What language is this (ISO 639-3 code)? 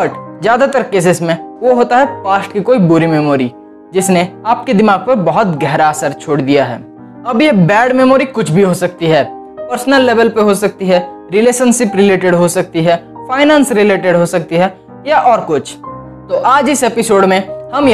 hin